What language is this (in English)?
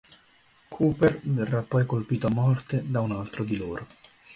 Italian